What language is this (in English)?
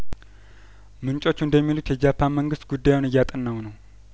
Amharic